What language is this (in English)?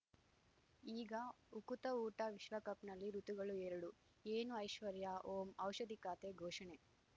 Kannada